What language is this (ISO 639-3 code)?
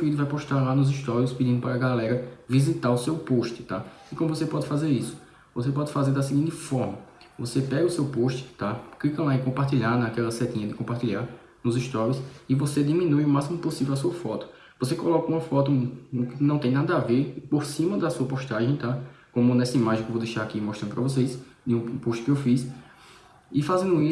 por